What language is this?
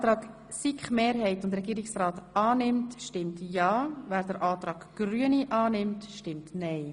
Swiss German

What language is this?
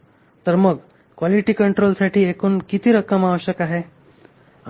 Marathi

